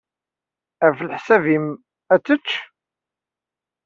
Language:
Kabyle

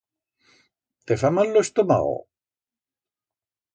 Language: Aragonese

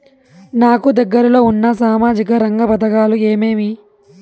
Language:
Telugu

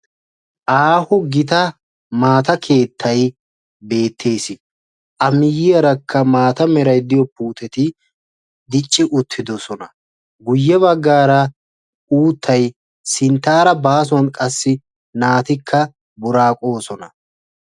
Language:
Wolaytta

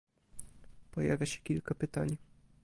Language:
Polish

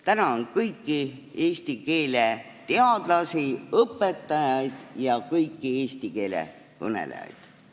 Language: Estonian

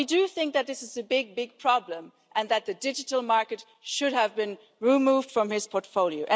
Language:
English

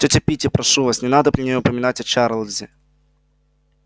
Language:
Russian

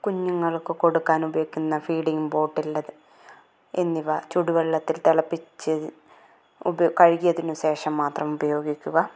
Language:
Malayalam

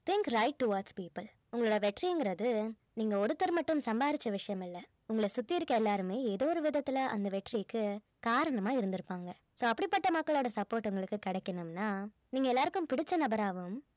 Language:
Tamil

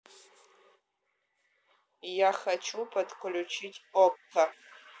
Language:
Russian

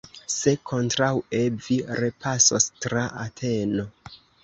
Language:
Esperanto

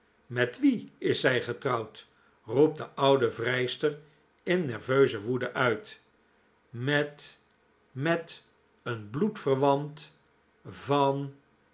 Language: Dutch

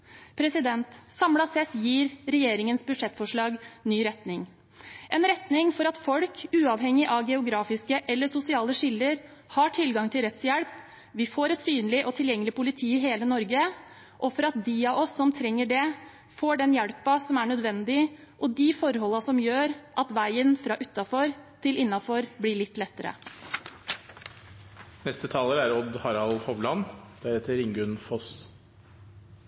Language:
Norwegian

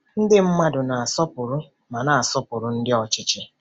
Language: Igbo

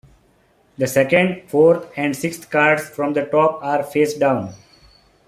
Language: English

